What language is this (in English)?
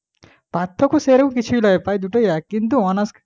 Bangla